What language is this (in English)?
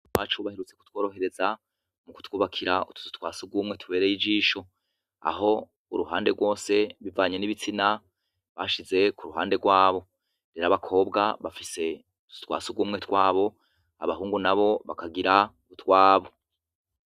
Rundi